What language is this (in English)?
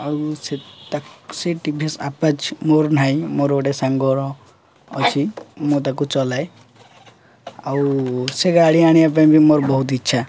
Odia